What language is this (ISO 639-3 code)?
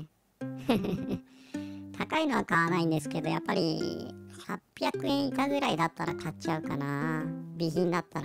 jpn